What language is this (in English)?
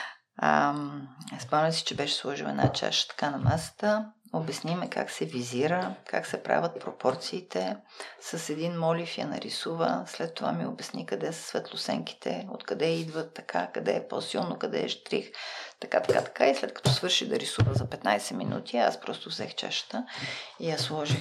Bulgarian